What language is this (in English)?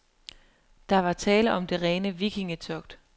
Danish